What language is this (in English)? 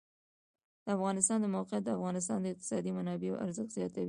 Pashto